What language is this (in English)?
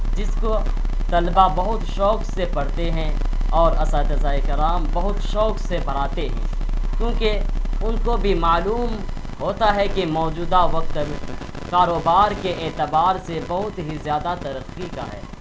Urdu